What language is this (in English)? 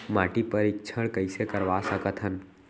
Chhattisgarhi